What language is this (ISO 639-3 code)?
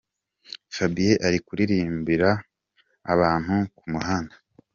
kin